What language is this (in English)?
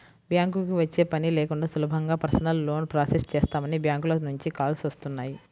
Telugu